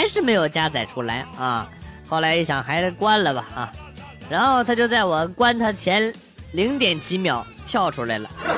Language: Chinese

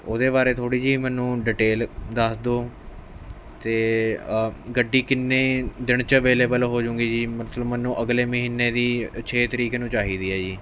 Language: Punjabi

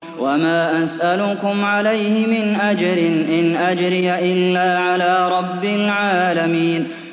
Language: Arabic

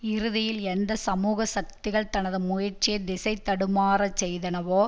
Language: Tamil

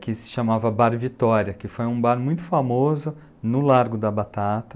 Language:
Portuguese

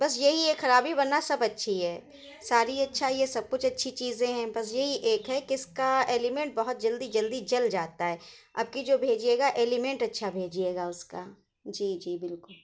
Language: Urdu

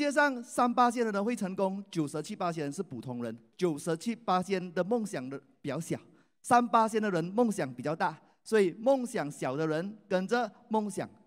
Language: Chinese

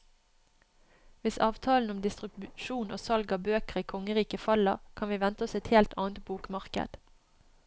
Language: Norwegian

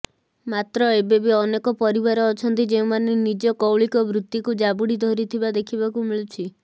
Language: Odia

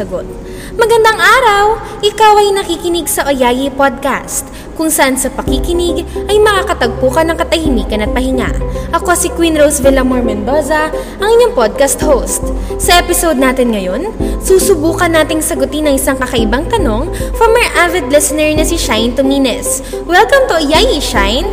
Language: Filipino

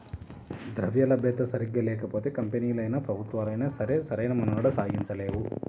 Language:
Telugu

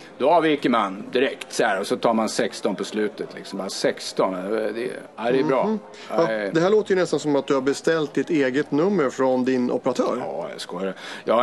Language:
Swedish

